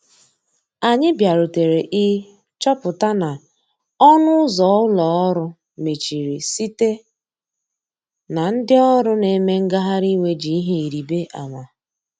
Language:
Igbo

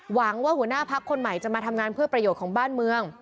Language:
Thai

